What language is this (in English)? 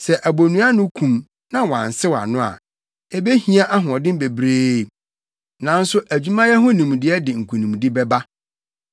Akan